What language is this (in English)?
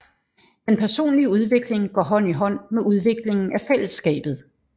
Danish